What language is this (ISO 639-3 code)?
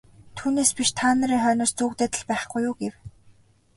mon